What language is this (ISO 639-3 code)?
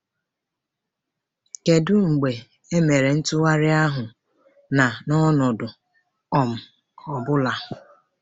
ibo